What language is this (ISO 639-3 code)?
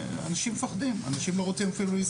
heb